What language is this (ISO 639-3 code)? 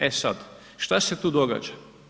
hrv